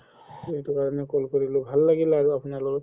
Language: Assamese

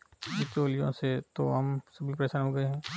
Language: Hindi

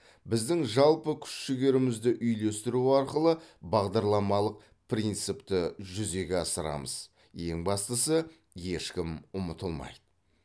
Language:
Kazakh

